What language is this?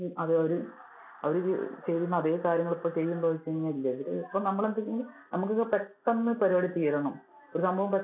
Malayalam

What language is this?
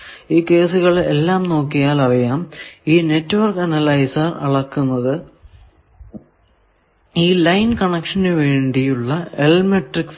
Malayalam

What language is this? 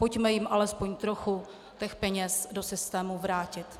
Czech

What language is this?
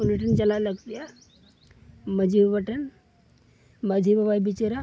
Santali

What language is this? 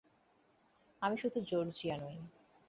Bangla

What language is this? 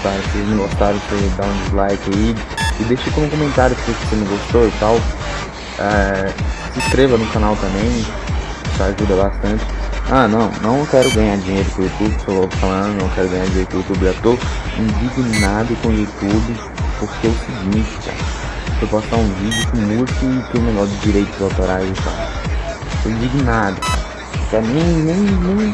Portuguese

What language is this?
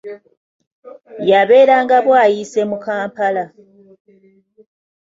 Ganda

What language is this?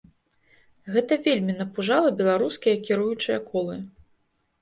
Belarusian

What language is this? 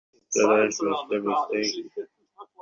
Bangla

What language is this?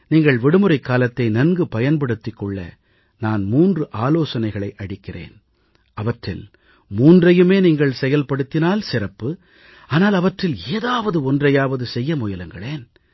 Tamil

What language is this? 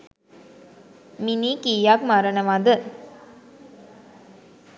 Sinhala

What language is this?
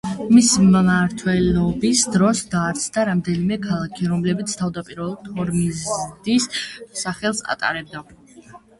Georgian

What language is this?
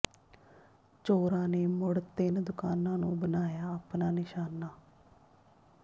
Punjabi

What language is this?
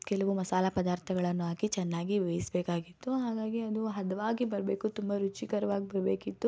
Kannada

